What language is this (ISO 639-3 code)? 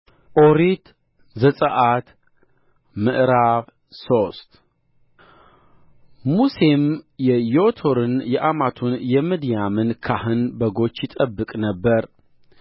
amh